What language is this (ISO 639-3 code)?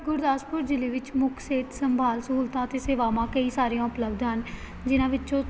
pan